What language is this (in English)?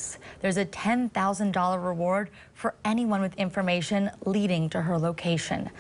English